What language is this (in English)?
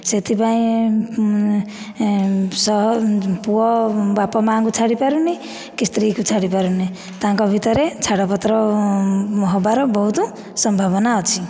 Odia